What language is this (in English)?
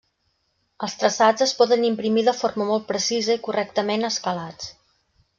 Catalan